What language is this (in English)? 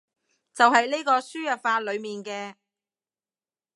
Cantonese